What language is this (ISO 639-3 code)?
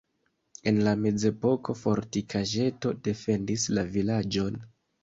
epo